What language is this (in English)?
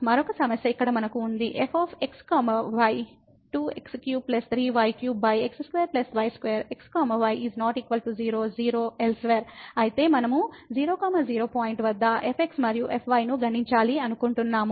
Telugu